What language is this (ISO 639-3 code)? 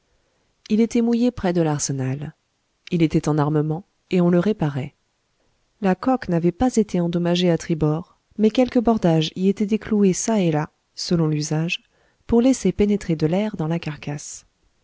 fra